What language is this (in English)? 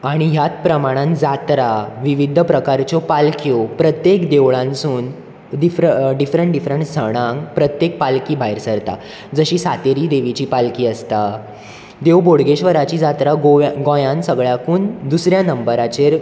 Konkani